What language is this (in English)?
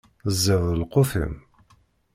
Kabyle